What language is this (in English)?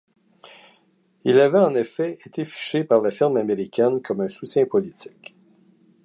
French